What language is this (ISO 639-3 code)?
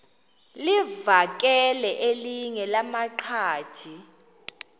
xho